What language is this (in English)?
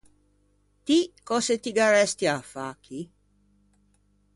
Ligurian